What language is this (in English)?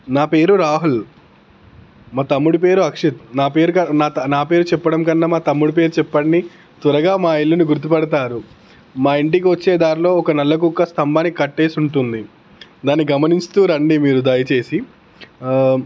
Telugu